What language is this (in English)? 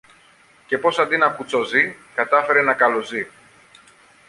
Greek